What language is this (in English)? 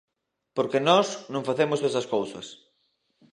Galician